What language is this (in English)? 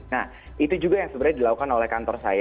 Indonesian